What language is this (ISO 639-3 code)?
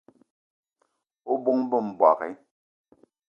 eto